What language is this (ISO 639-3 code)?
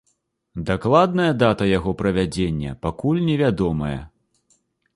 bel